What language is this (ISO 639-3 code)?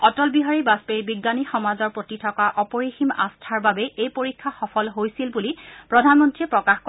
asm